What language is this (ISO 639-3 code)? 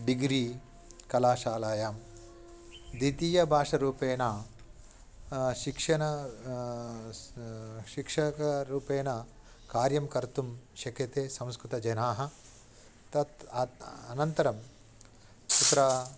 san